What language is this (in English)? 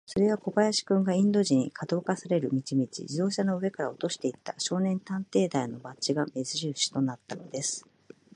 Japanese